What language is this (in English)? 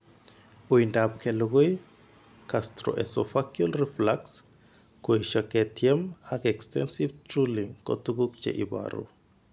Kalenjin